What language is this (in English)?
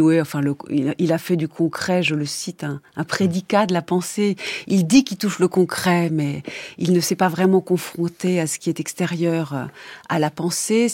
French